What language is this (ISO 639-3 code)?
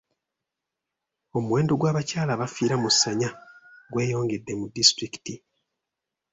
lug